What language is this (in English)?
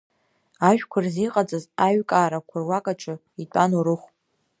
Abkhazian